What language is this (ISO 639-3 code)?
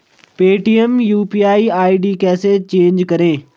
hin